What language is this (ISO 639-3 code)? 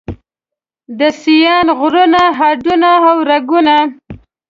pus